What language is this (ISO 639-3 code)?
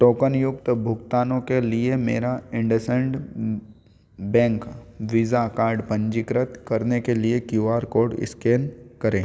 hin